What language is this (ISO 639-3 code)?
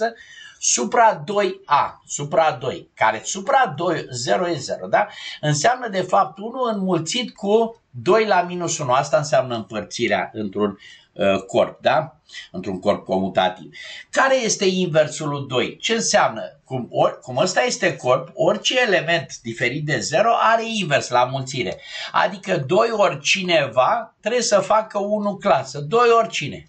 ron